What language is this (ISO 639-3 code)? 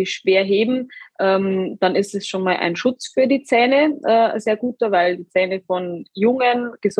deu